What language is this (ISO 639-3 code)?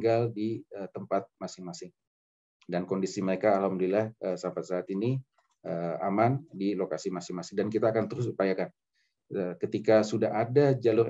ind